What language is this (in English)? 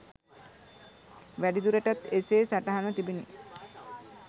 Sinhala